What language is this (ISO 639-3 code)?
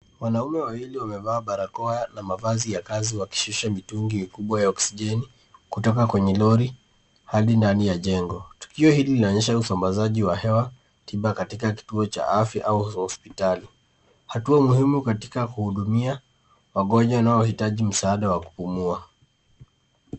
swa